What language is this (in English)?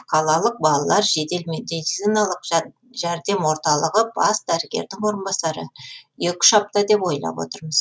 Kazakh